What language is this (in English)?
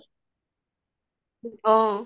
Assamese